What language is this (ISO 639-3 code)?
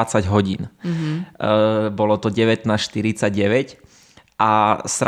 slk